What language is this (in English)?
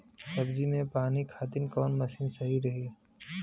Bhojpuri